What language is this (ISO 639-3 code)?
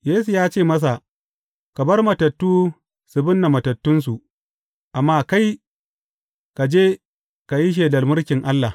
hau